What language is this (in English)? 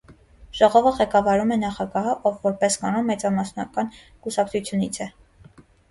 Armenian